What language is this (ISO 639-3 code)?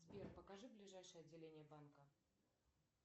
rus